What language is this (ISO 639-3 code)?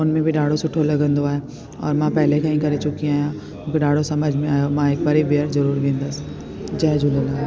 snd